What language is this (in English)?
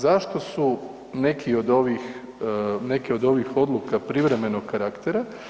Croatian